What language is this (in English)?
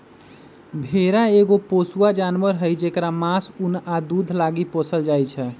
Magahi